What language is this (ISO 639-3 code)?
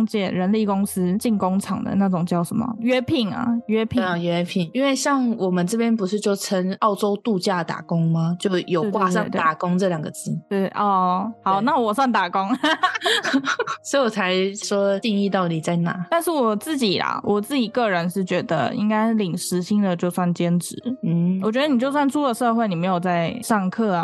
zho